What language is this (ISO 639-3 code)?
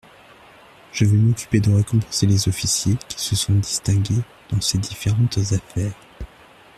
fra